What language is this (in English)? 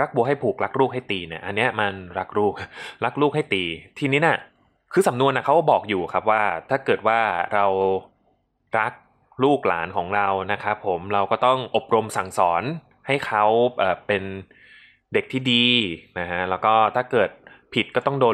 Thai